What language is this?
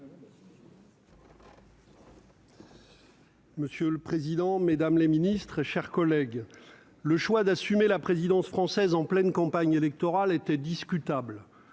French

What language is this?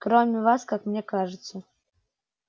Russian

